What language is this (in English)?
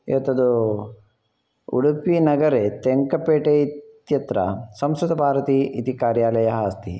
Sanskrit